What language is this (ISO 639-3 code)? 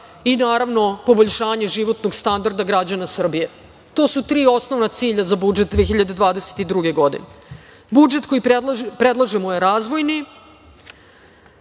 srp